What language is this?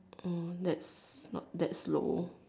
English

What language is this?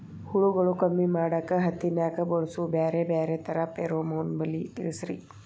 Kannada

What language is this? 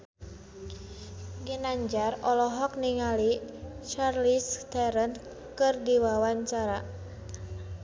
Sundanese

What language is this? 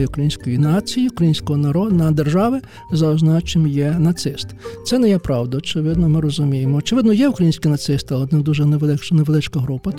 Ukrainian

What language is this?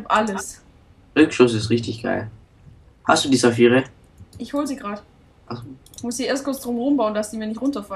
German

